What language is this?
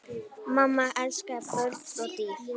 Icelandic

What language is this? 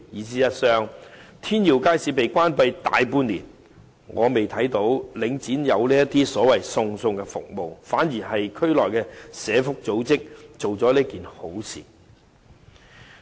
Cantonese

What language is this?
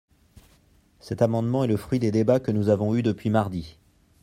French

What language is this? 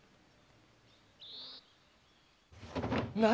Japanese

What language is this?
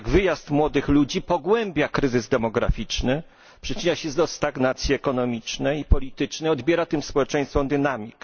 Polish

